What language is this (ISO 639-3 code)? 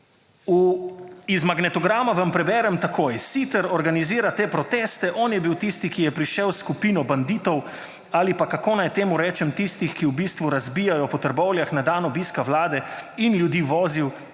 slv